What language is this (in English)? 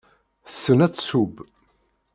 Kabyle